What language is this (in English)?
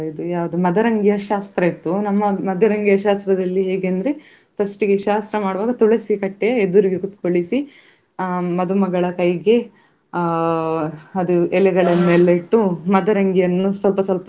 Kannada